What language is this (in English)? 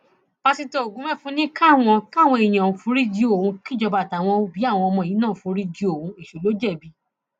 Yoruba